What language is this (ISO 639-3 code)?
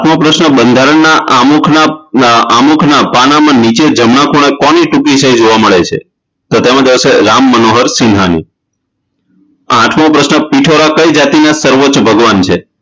guj